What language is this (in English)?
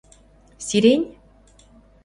Mari